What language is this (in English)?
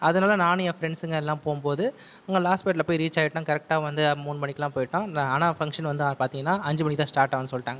Tamil